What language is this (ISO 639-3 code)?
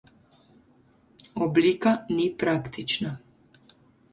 slv